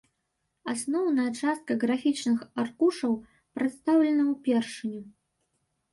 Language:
Belarusian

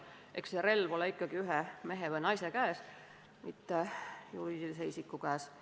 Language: Estonian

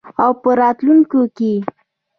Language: Pashto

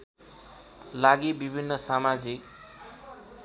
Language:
Nepali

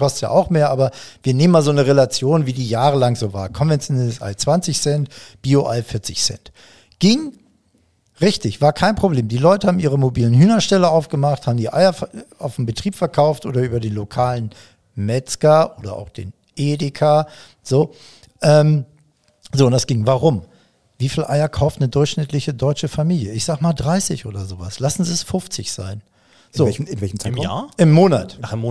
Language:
German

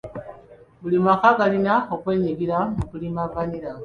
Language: Ganda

